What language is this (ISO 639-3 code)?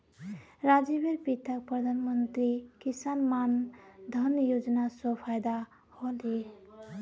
mag